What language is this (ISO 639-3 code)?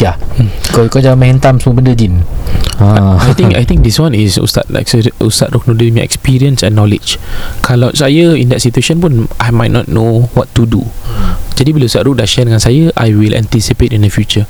msa